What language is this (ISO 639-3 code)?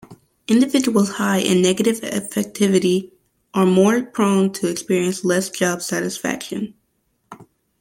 eng